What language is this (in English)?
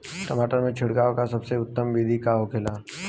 Bhojpuri